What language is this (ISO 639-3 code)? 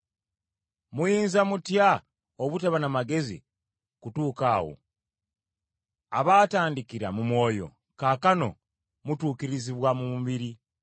lug